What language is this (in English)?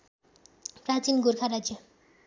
Nepali